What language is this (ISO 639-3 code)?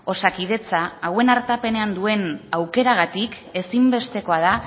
eus